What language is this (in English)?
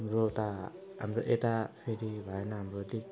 Nepali